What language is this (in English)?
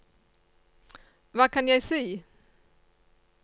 Norwegian